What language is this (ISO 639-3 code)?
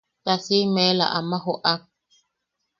yaq